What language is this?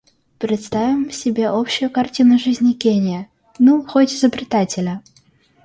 Russian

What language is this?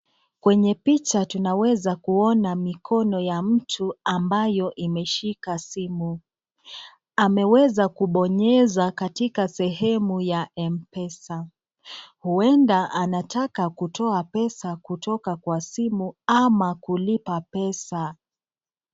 Swahili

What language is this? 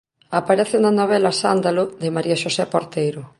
Galician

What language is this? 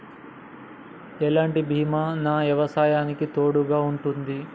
Telugu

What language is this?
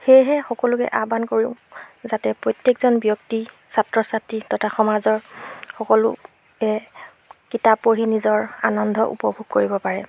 Assamese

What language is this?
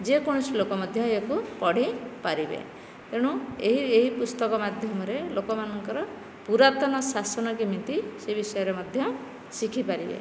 Odia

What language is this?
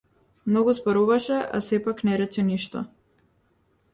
Macedonian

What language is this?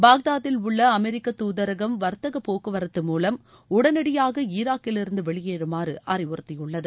Tamil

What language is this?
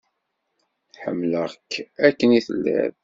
Kabyle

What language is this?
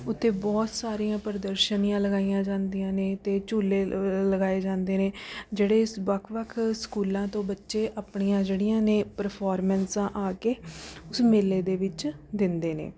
Punjabi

